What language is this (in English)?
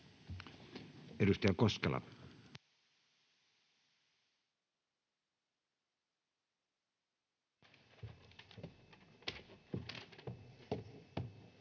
Finnish